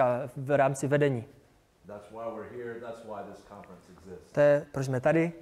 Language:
Czech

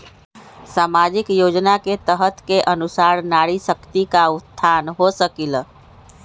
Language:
Magahi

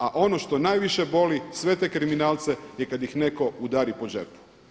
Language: Croatian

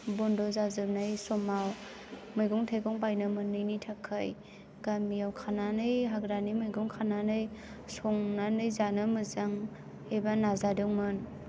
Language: Bodo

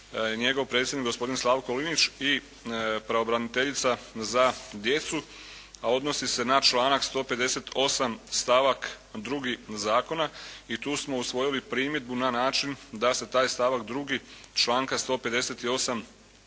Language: Croatian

